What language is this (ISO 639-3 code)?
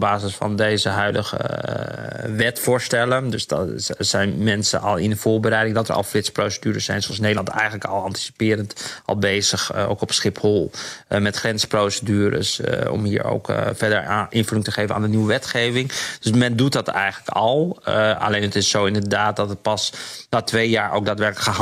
nld